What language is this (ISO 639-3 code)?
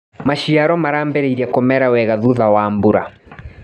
kik